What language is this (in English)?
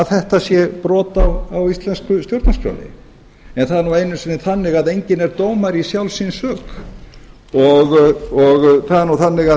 Icelandic